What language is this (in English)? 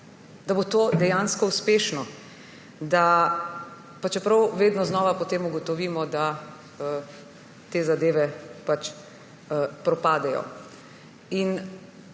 Slovenian